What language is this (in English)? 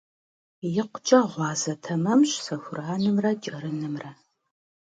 Kabardian